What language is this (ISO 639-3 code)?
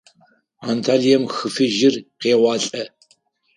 ady